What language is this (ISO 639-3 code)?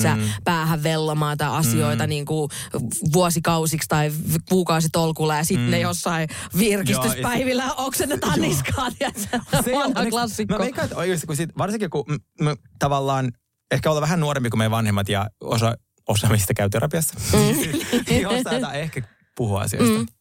fin